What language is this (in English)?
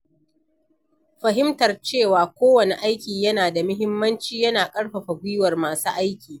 Hausa